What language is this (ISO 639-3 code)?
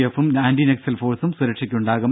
mal